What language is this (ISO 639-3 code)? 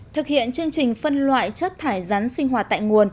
vie